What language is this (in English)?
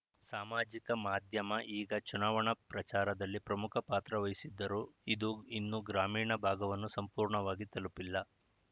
Kannada